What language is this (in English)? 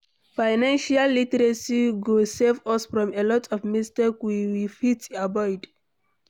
Nigerian Pidgin